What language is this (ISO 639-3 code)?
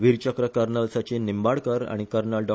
kok